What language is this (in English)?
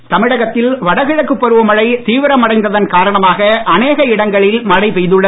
Tamil